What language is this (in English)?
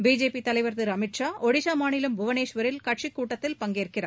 Tamil